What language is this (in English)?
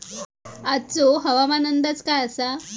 Marathi